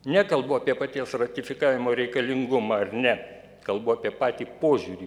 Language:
Lithuanian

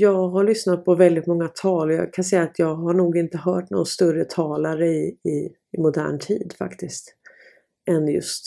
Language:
Swedish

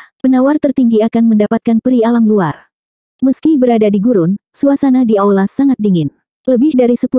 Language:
Indonesian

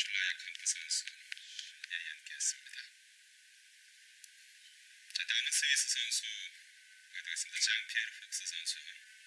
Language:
Korean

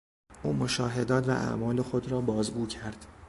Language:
Persian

